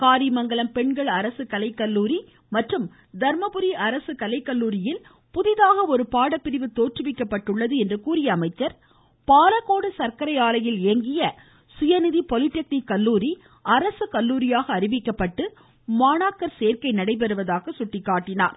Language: Tamil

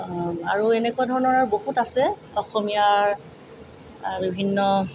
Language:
Assamese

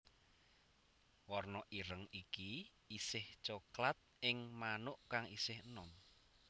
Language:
Javanese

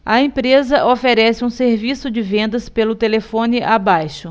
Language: Portuguese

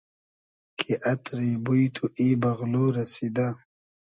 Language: Hazaragi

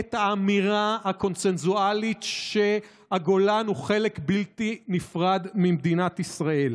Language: Hebrew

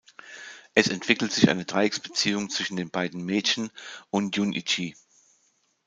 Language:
German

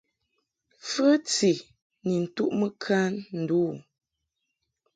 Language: Mungaka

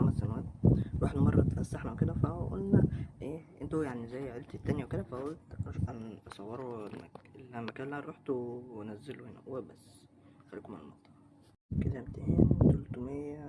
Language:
Arabic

